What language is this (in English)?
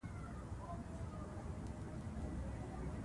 Pashto